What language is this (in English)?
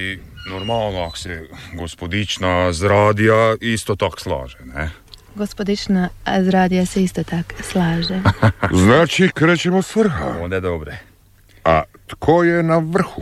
Croatian